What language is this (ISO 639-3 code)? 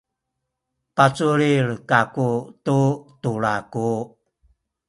szy